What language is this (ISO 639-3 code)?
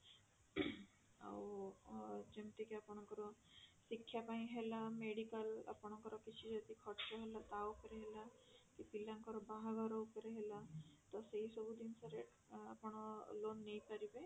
ori